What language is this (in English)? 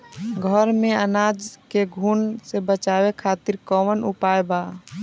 Bhojpuri